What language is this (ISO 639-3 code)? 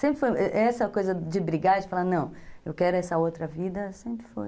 por